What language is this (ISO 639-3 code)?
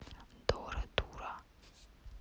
rus